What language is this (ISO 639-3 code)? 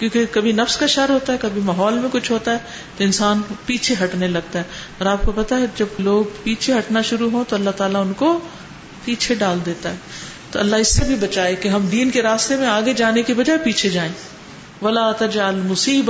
urd